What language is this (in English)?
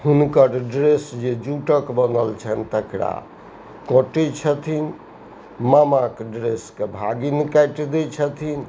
Maithili